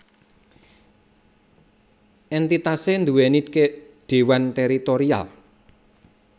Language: Javanese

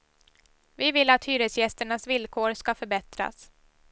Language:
Swedish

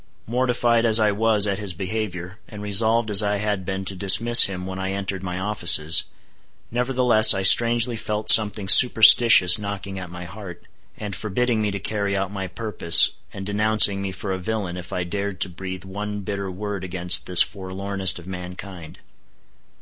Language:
English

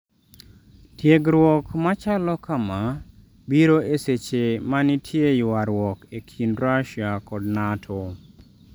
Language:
Luo (Kenya and Tanzania)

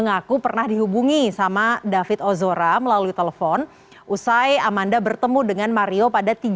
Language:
Indonesian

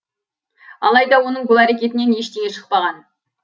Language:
Kazakh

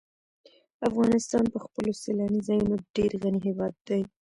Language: Pashto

